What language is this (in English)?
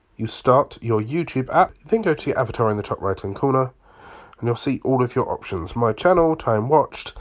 English